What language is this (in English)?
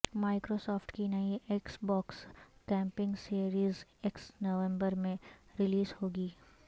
Urdu